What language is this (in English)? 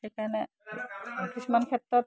Assamese